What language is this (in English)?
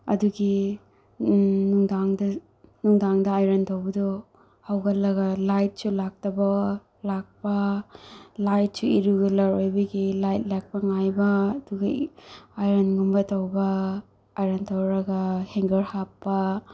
Manipuri